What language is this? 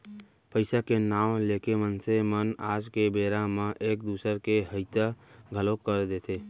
Chhattisgarhi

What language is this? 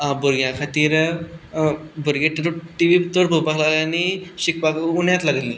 Konkani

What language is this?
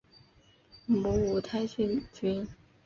Chinese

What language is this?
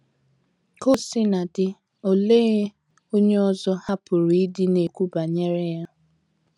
Igbo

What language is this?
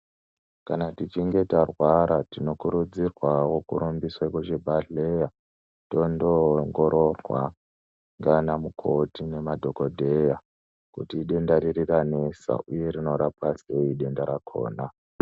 Ndau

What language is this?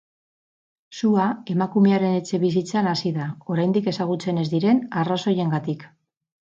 Basque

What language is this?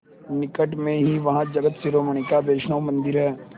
Hindi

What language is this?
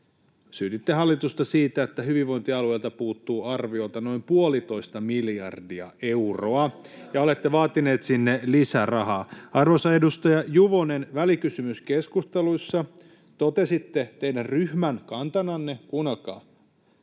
Finnish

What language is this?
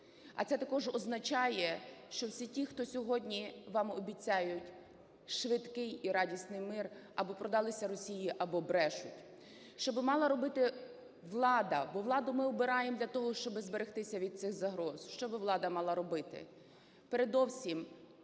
Ukrainian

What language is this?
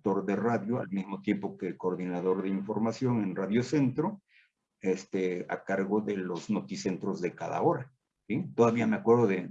Spanish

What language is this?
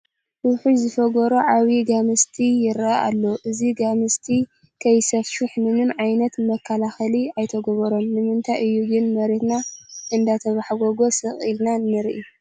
Tigrinya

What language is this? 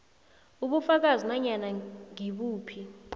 South Ndebele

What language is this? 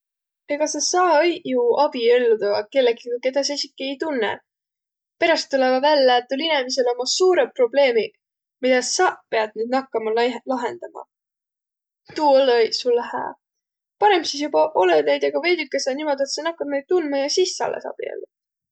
Võro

